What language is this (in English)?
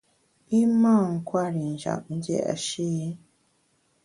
Bamun